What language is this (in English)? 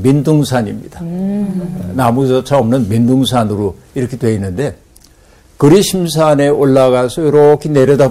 Korean